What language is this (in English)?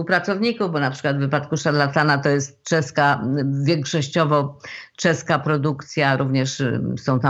Polish